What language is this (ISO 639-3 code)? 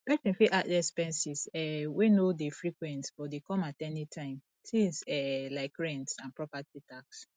pcm